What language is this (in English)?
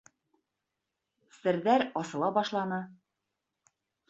Bashkir